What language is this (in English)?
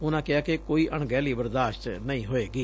Punjabi